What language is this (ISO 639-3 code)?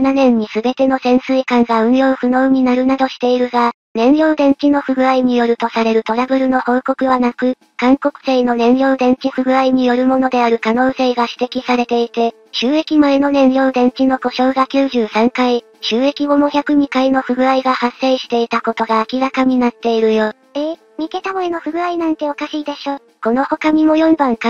jpn